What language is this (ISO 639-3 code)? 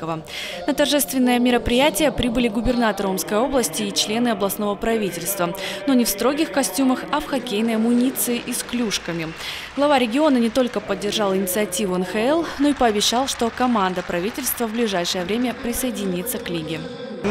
rus